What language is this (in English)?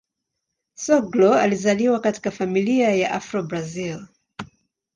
Swahili